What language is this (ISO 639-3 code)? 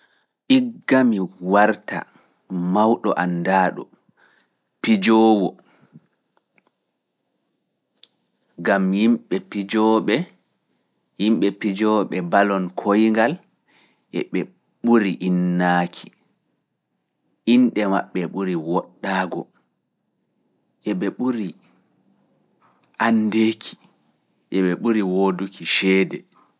ful